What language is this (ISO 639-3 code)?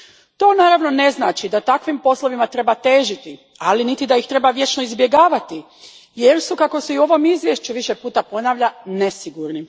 hrv